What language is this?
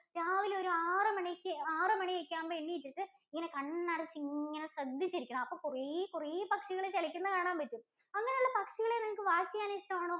Malayalam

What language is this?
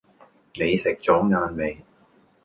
Cantonese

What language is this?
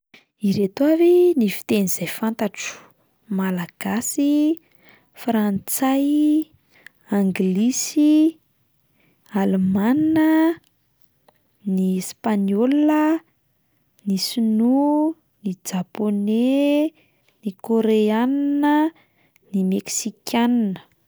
Malagasy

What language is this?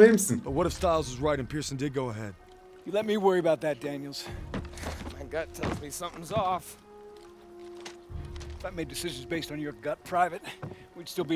Turkish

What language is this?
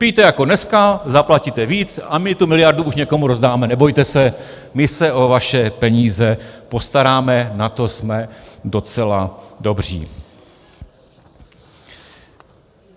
Czech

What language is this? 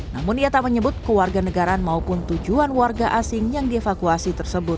Indonesian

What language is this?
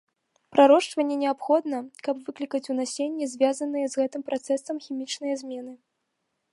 Belarusian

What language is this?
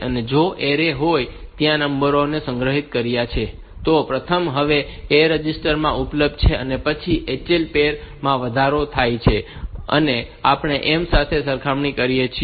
Gujarati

